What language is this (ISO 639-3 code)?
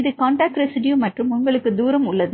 tam